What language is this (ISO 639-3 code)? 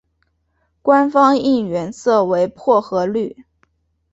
zho